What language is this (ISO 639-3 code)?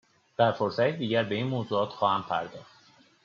fas